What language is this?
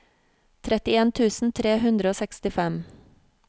Norwegian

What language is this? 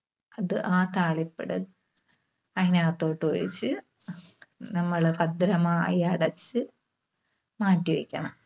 Malayalam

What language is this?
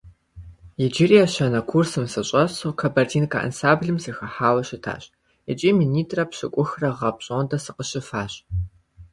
Kabardian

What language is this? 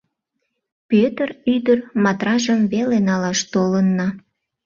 Mari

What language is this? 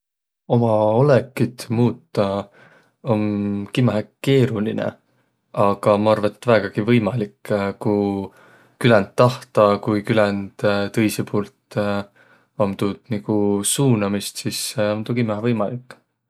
Võro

